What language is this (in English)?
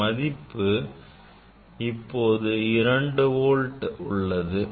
Tamil